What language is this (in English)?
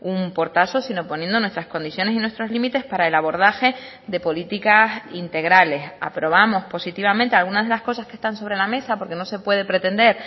Spanish